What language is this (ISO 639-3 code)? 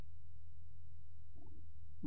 tel